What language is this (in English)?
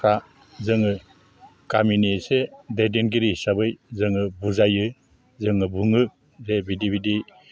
Bodo